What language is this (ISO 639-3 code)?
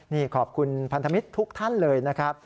tha